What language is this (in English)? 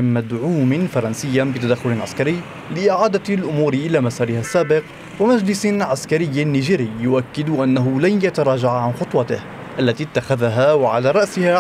Arabic